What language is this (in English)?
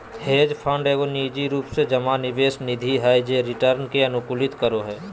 Magahi